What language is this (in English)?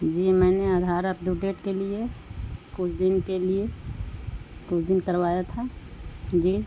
Urdu